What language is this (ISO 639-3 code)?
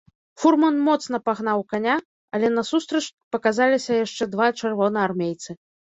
bel